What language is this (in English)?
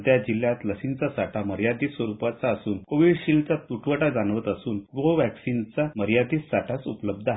Marathi